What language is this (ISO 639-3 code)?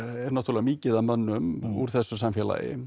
isl